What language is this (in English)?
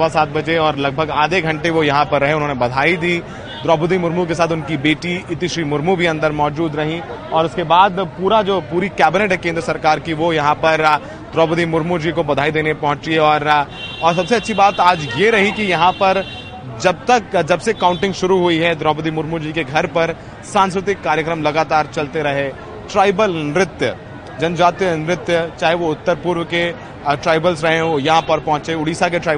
Hindi